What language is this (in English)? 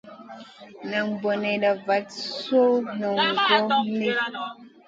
Masana